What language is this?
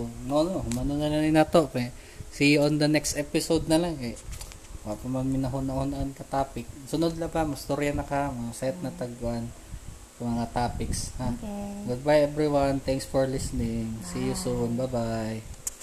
Filipino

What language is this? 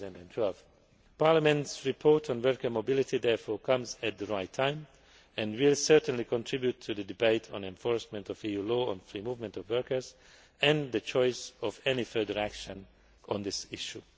English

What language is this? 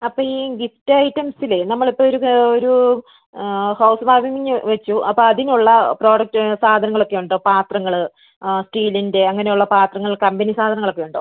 Malayalam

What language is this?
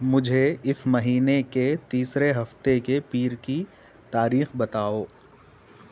Urdu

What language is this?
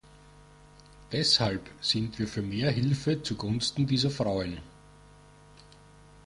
German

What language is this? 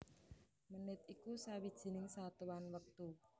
Javanese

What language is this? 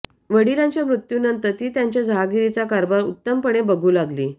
Marathi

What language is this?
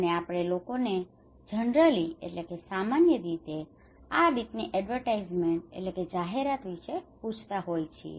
Gujarati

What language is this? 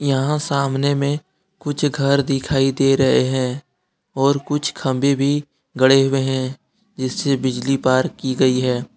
Hindi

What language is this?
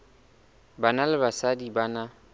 Southern Sotho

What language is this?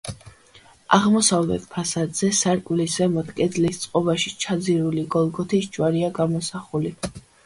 Georgian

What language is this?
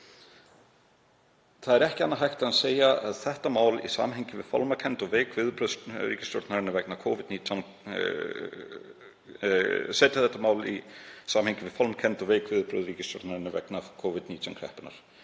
Icelandic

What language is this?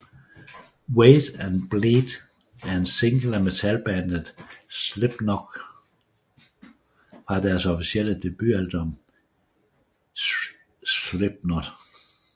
Danish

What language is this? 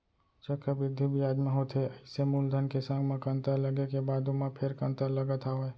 Chhattisgarhi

